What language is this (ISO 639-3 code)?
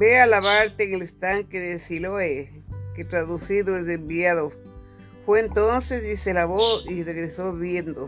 spa